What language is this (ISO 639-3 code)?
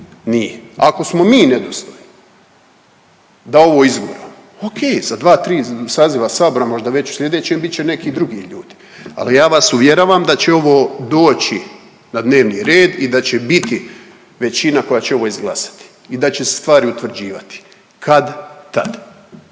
hrv